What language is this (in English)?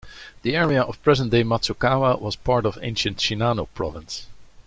English